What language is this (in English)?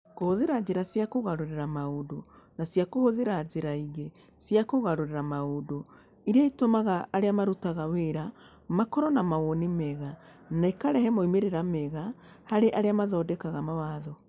Kikuyu